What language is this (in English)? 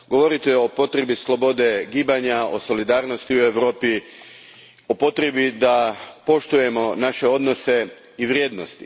Croatian